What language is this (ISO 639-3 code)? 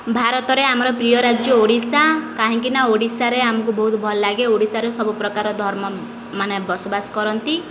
ori